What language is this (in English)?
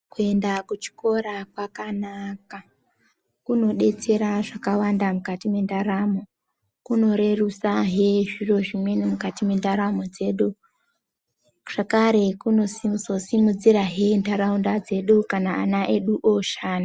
Ndau